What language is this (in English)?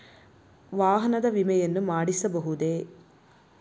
Kannada